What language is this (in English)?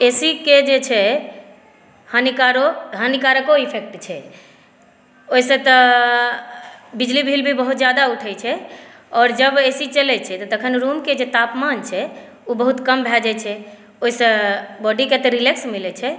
Maithili